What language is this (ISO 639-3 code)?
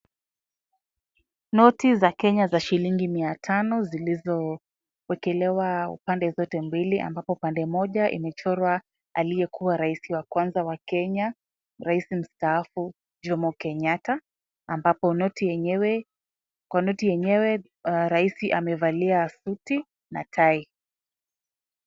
swa